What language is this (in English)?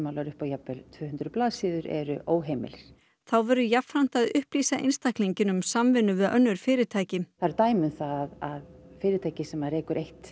Icelandic